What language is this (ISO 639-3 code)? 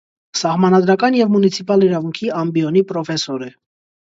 hye